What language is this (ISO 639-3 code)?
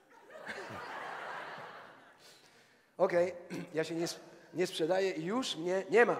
pol